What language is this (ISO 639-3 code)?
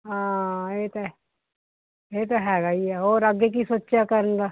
pan